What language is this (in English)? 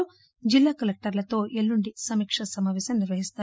Telugu